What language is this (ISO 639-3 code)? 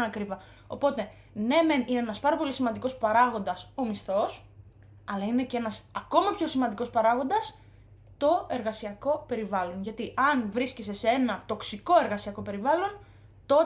ell